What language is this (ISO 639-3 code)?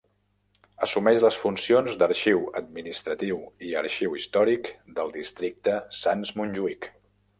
cat